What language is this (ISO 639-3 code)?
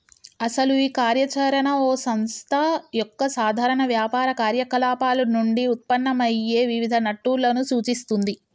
tel